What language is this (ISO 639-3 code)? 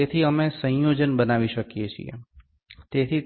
guj